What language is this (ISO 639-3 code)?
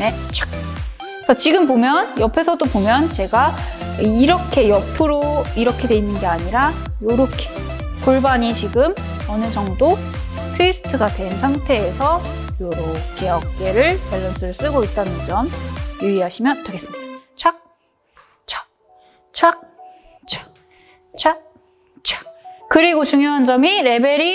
kor